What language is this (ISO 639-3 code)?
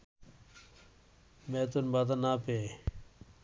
ben